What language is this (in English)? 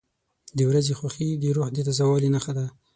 Pashto